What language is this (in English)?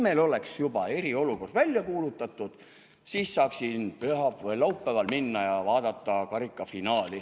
Estonian